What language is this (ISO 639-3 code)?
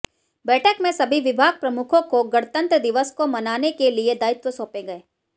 hin